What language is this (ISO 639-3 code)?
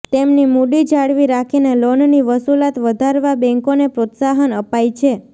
guj